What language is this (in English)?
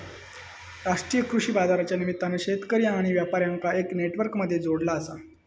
Marathi